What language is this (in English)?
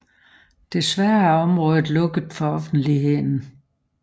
Danish